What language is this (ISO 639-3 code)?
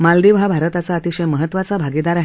mar